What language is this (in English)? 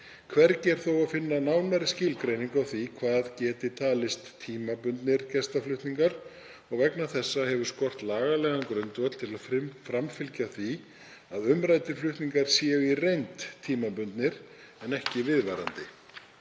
Icelandic